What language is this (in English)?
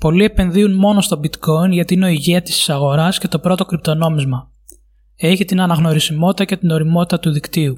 Greek